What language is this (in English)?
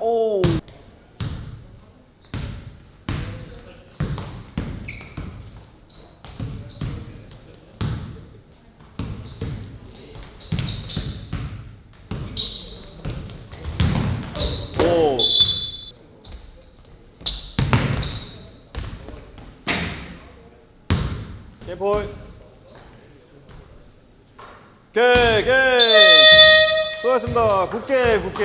Korean